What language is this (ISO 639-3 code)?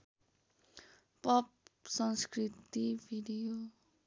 nep